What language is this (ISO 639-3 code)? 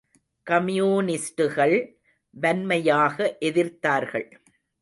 tam